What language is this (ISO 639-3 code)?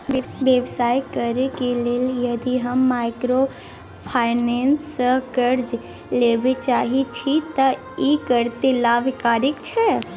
mai